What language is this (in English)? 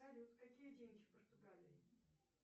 Russian